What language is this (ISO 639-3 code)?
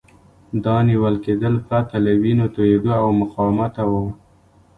pus